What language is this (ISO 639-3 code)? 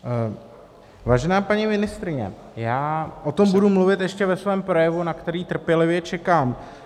ces